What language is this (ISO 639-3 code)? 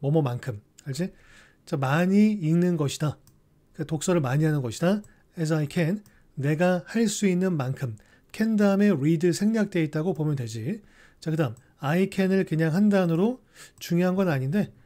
kor